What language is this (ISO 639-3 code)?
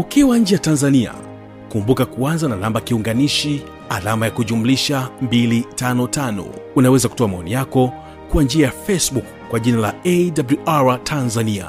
swa